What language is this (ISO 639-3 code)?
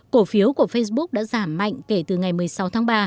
vie